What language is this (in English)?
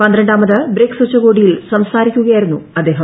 Malayalam